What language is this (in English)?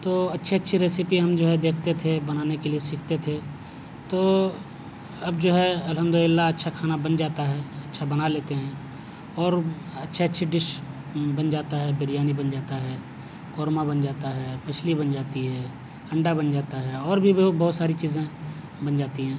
Urdu